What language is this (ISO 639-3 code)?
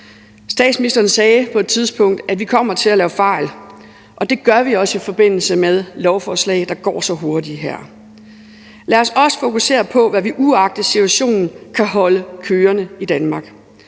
dan